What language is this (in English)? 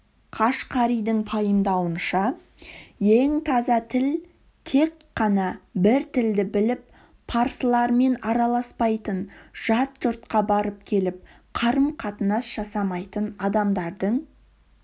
Kazakh